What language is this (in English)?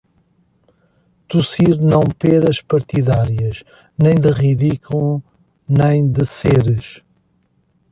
Portuguese